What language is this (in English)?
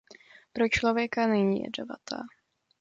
Czech